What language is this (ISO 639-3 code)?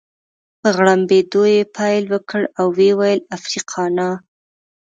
pus